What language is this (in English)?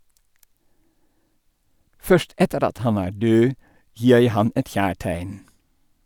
Norwegian